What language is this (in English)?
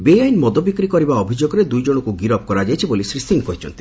Odia